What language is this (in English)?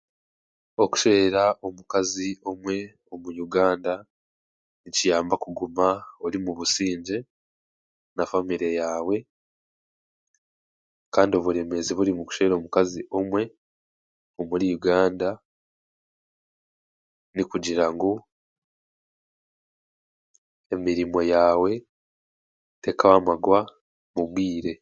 Chiga